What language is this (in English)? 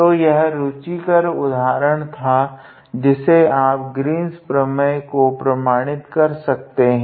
Hindi